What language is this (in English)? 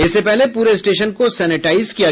Hindi